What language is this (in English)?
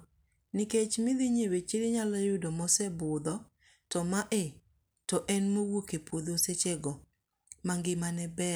Luo (Kenya and Tanzania)